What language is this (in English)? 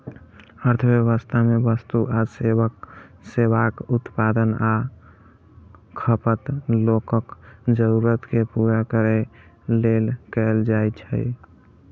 Maithili